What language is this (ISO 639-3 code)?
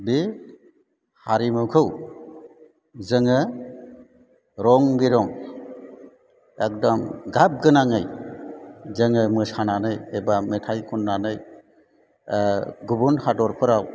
brx